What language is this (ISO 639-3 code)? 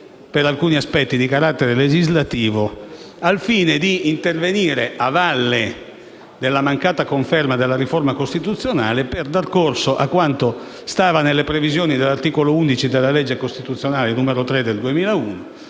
ita